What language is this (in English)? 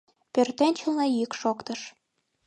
Mari